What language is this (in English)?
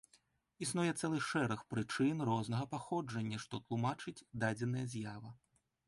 Belarusian